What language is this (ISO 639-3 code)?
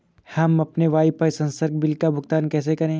hin